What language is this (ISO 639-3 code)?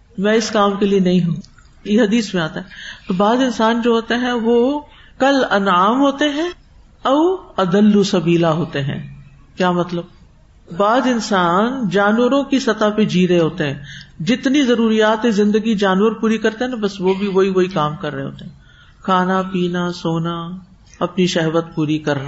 urd